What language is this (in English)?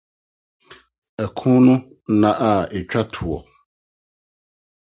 Akan